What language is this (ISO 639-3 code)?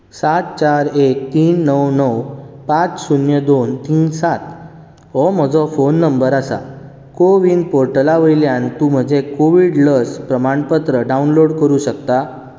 kok